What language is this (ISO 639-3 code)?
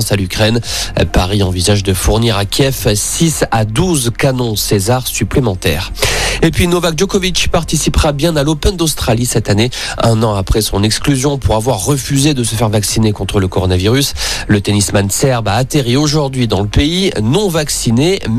fra